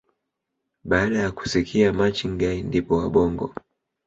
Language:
Swahili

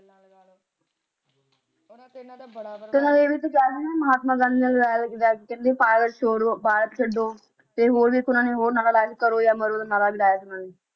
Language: Punjabi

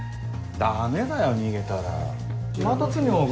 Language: Japanese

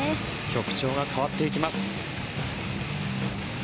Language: Japanese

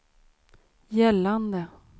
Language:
Swedish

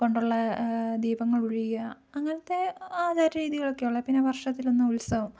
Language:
Malayalam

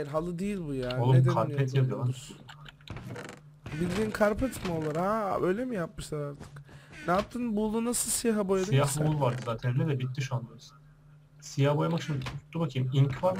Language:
Turkish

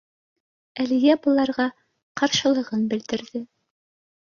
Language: Bashkir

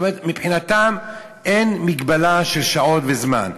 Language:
Hebrew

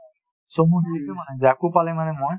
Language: Assamese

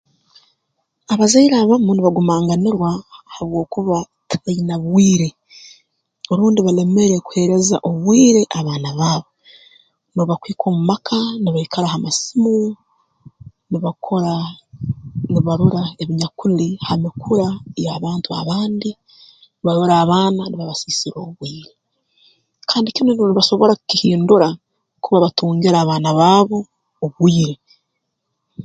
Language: Tooro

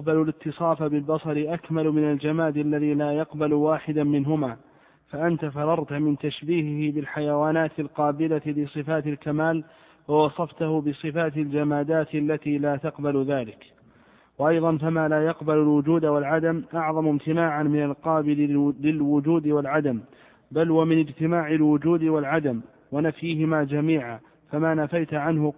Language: Arabic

